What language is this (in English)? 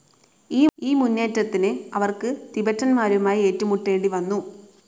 Malayalam